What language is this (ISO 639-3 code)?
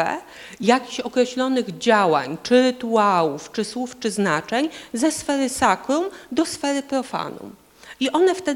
pol